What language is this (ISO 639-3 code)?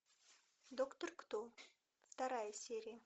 rus